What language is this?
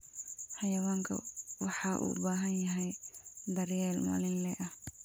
Somali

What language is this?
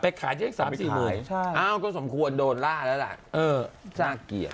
Thai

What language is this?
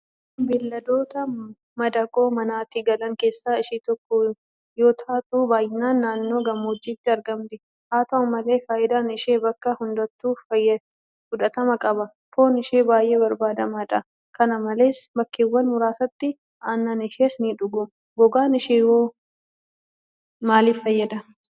Oromo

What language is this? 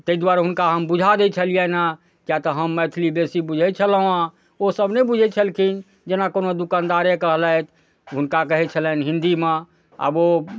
Maithili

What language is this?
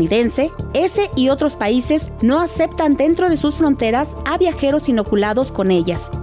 Spanish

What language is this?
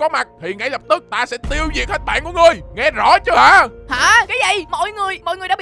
Vietnamese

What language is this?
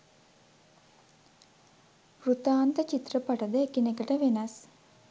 Sinhala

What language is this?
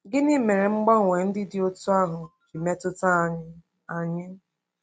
Igbo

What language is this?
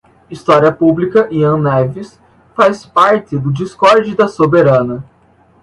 Portuguese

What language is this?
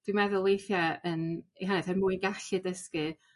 Welsh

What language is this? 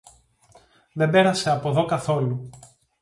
Greek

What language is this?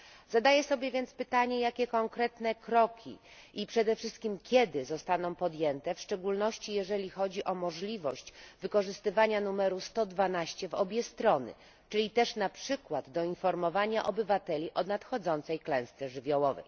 Polish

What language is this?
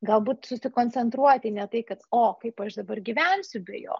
Lithuanian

